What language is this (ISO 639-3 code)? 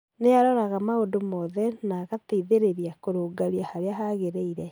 kik